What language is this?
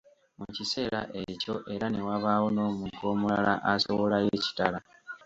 Ganda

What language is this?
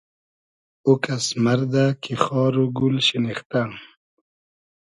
Hazaragi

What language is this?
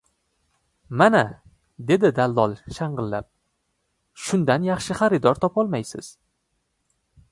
Uzbek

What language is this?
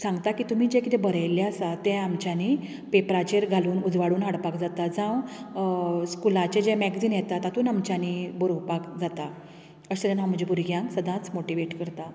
Konkani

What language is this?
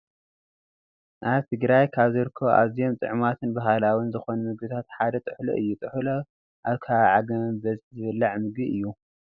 Tigrinya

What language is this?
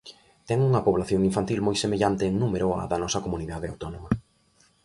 Galician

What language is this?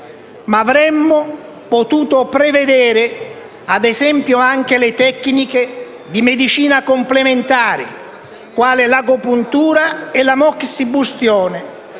Italian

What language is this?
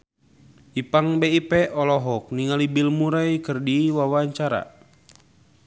Sundanese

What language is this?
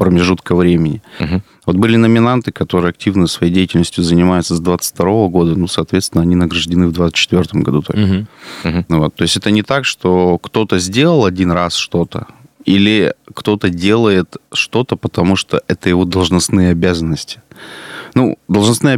Russian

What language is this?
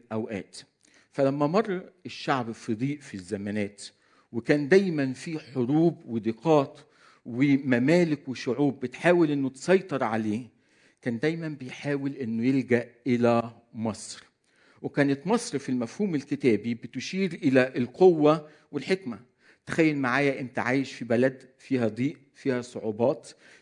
Arabic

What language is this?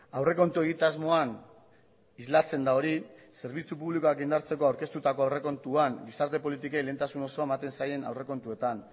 Basque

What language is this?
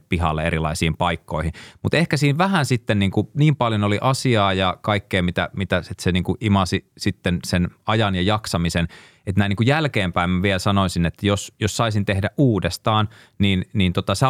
Finnish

